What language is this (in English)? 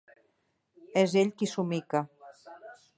Catalan